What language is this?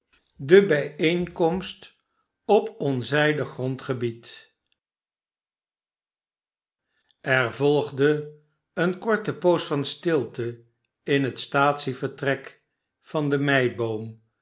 Dutch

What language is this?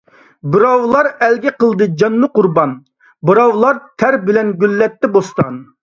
Uyghur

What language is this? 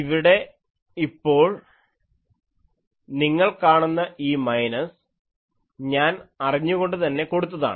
Malayalam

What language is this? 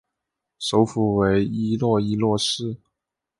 Chinese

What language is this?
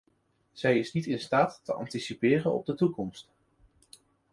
Dutch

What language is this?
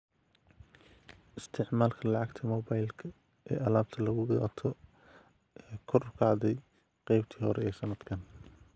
Somali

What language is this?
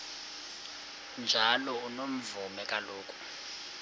Xhosa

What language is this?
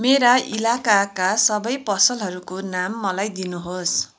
Nepali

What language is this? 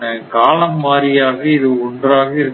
Tamil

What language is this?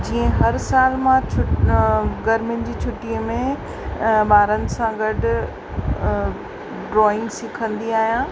Sindhi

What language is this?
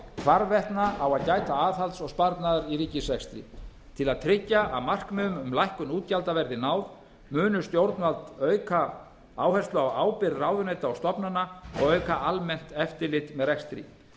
Icelandic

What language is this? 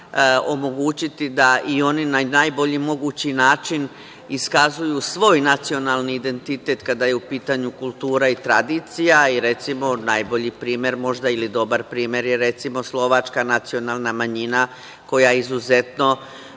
Serbian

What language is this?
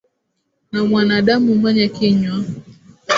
Swahili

